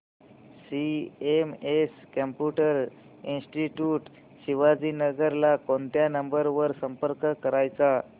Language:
Marathi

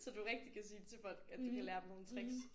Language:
Danish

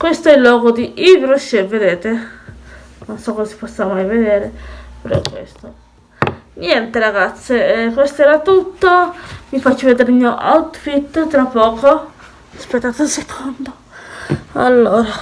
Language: Italian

